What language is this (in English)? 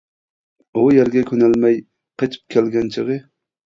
Uyghur